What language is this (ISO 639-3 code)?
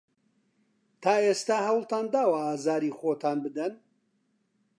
ckb